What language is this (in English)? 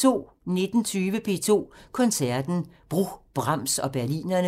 Danish